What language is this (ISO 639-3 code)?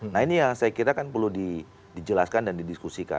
ind